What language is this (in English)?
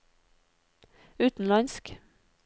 Norwegian